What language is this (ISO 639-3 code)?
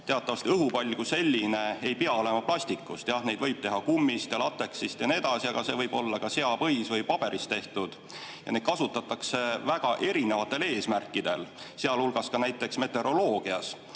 est